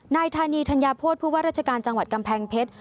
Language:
Thai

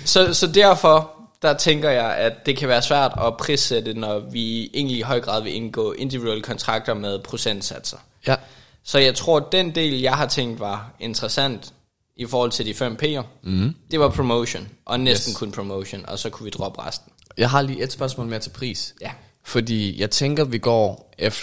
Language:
Danish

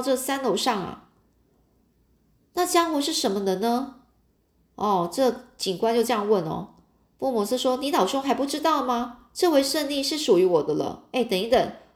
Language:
Chinese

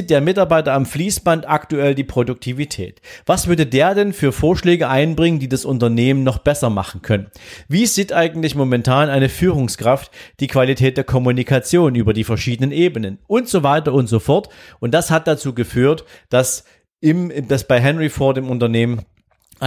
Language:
German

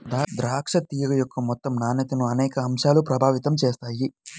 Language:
Telugu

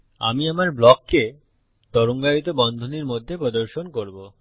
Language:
Bangla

